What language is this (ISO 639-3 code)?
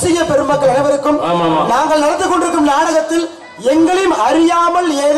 ara